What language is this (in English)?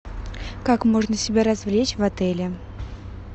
Russian